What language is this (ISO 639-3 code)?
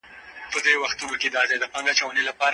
pus